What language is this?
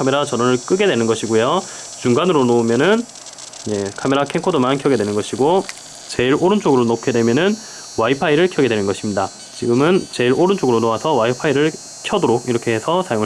Korean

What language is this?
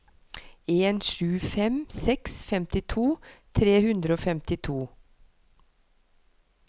Norwegian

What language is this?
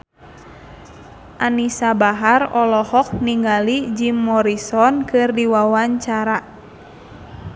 Sundanese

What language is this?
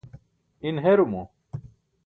Burushaski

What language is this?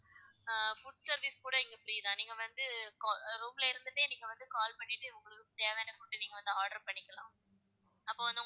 Tamil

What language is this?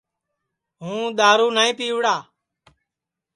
Sansi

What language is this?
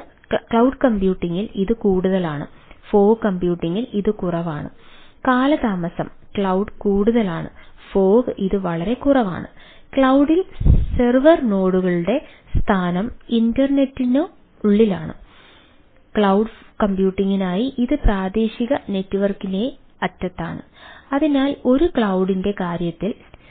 Malayalam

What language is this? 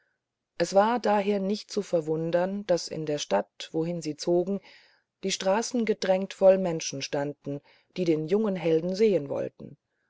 German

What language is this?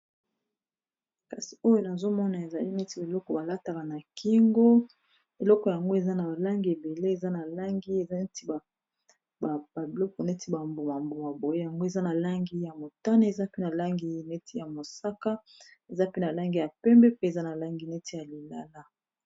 Lingala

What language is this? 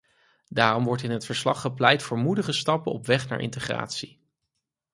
Dutch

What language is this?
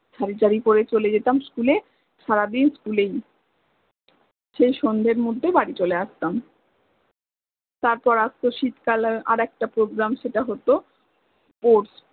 Bangla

